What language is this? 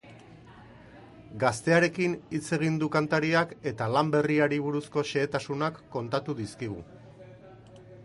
Basque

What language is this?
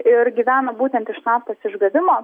Lithuanian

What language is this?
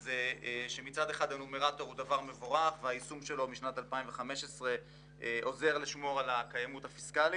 Hebrew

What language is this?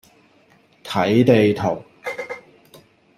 Cantonese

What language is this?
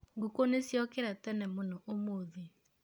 Kikuyu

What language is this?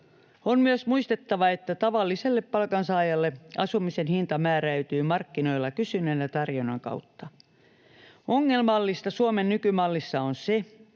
Finnish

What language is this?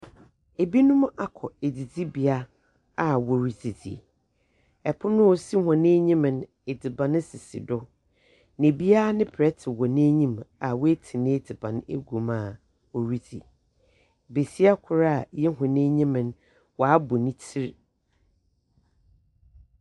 Akan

